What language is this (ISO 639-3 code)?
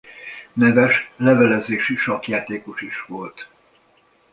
hun